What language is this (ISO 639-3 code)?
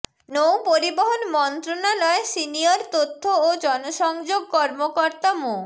ben